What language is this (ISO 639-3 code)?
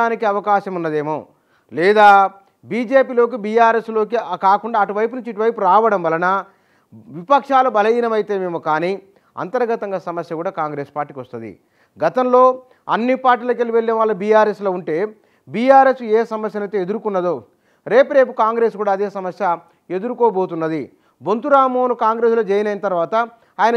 tel